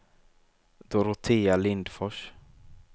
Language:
Swedish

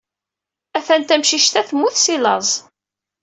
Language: Kabyle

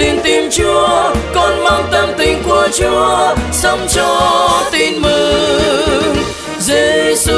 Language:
Vietnamese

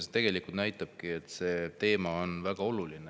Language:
Estonian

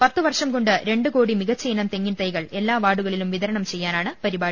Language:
Malayalam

